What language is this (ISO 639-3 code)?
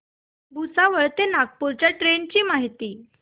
mar